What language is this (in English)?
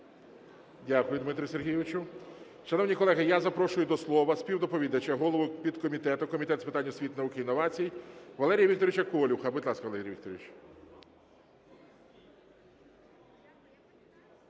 Ukrainian